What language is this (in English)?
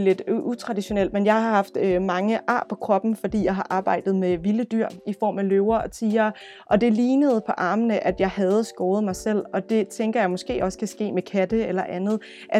Danish